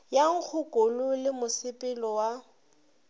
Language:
Northern Sotho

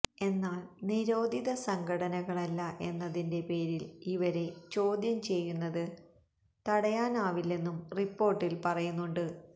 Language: Malayalam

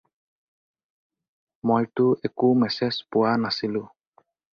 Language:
Assamese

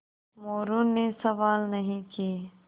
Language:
Hindi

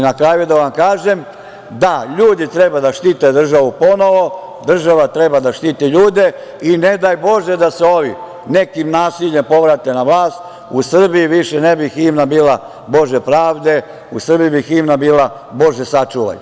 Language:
Serbian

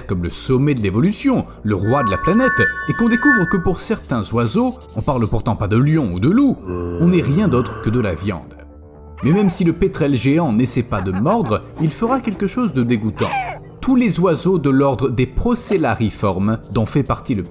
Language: French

